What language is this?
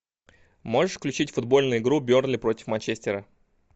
Russian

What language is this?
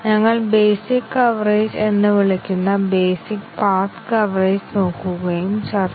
Malayalam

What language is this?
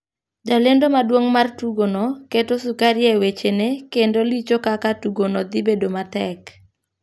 Luo (Kenya and Tanzania)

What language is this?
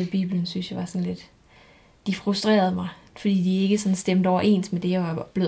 Danish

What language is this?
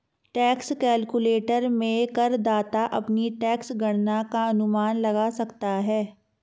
Hindi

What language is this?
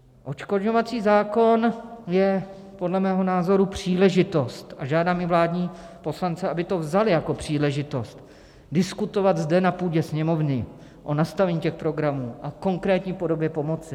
Czech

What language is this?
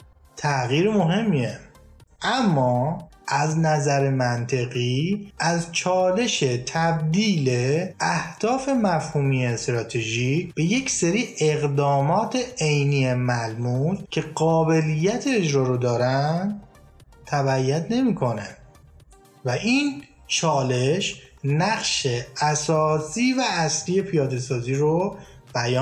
Persian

